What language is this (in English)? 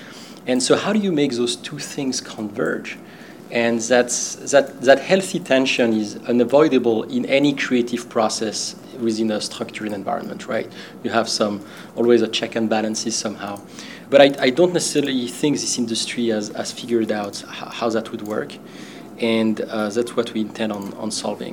English